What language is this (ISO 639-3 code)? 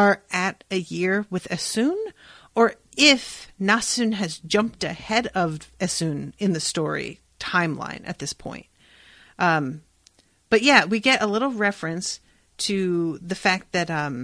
eng